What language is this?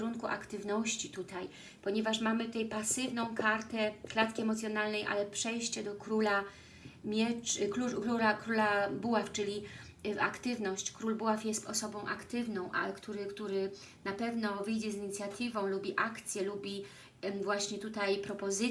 Polish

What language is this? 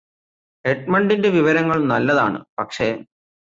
Malayalam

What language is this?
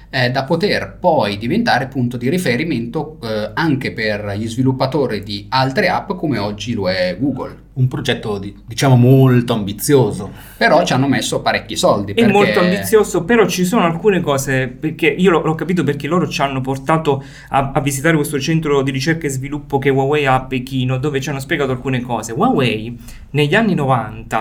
Italian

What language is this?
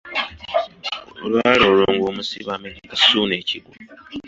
Ganda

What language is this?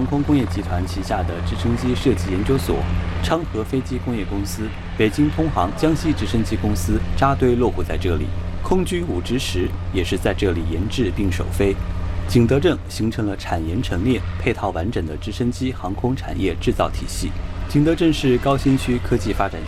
Chinese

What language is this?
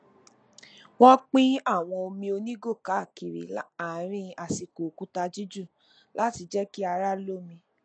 Yoruba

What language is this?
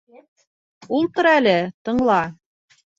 Bashkir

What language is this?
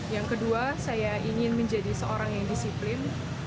Indonesian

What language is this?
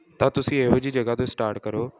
Punjabi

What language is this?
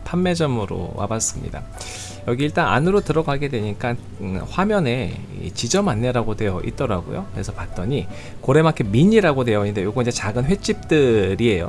Korean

